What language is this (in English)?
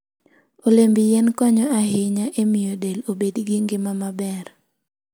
Luo (Kenya and Tanzania)